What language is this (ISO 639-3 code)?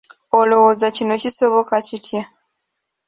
lug